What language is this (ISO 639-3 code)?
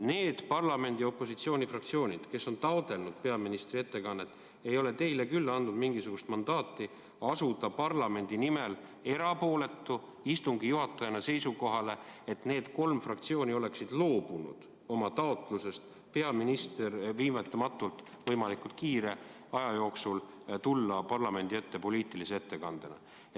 est